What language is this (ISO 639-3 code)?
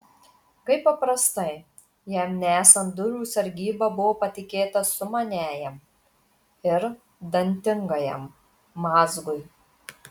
lit